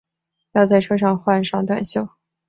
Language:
Chinese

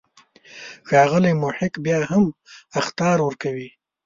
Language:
Pashto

